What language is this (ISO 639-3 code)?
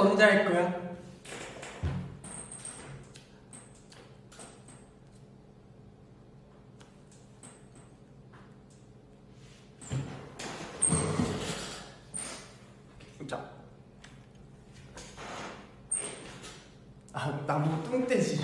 kor